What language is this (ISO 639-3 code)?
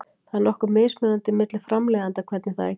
isl